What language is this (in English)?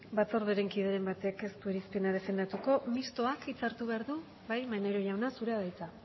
Basque